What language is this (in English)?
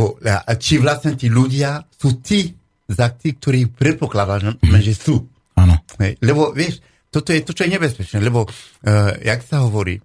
Slovak